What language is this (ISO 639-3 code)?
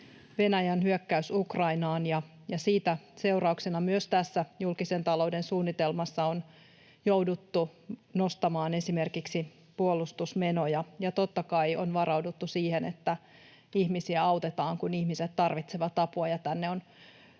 fin